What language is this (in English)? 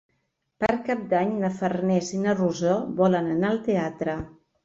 Catalan